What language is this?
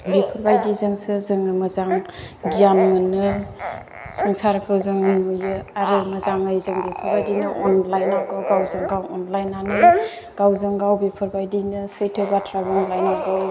Bodo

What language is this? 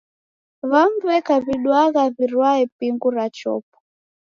Taita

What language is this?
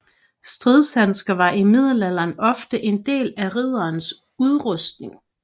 Danish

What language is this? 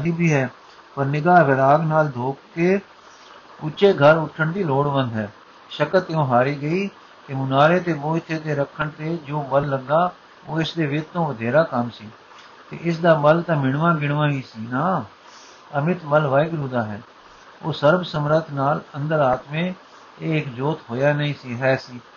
Punjabi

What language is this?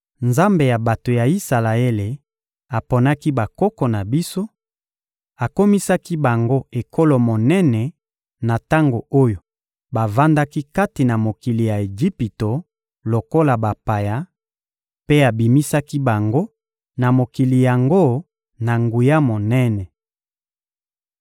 Lingala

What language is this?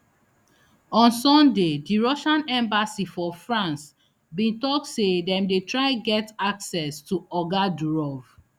Nigerian Pidgin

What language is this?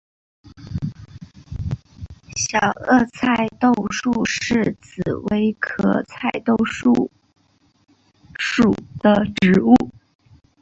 Chinese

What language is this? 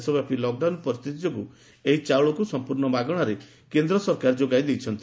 Odia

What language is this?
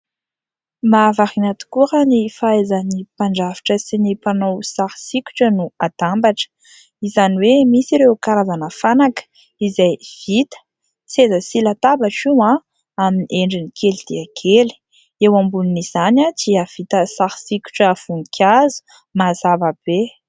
Malagasy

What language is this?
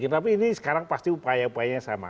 Indonesian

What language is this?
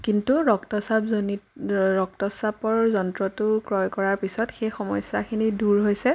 Assamese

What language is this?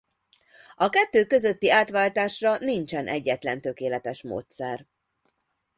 Hungarian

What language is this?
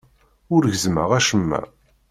Kabyle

